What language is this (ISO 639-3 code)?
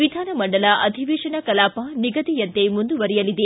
kan